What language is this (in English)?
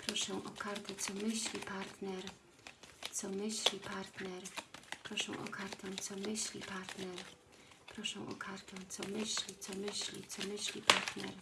Polish